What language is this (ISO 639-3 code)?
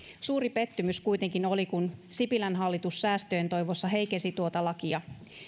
fin